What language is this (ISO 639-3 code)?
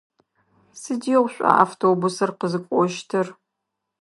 ady